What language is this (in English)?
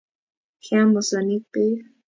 Kalenjin